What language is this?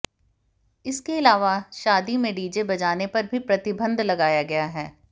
Hindi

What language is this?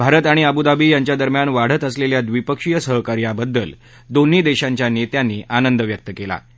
Marathi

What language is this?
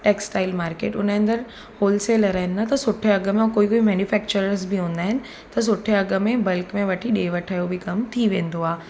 Sindhi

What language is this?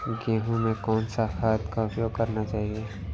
Hindi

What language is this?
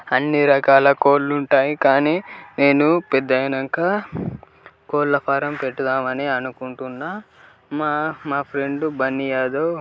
Telugu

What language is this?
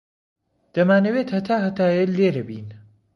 Central Kurdish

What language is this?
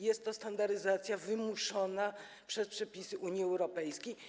Polish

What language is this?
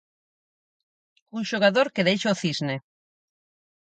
Galician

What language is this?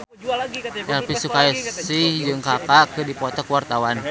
Sundanese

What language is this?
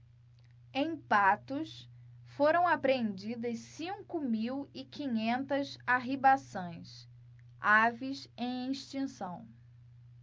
Portuguese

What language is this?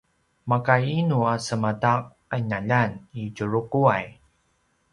Paiwan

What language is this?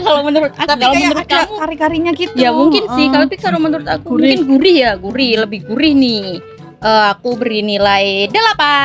Indonesian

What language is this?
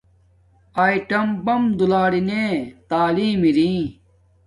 Domaaki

